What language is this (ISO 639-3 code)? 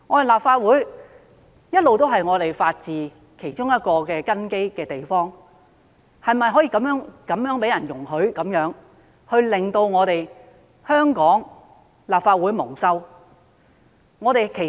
yue